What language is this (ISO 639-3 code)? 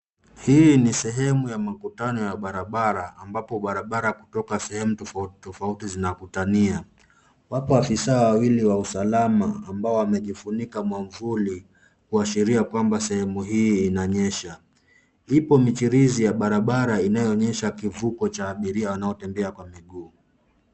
swa